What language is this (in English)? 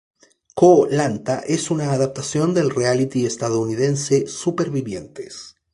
Spanish